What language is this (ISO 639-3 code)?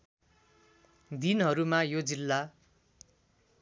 nep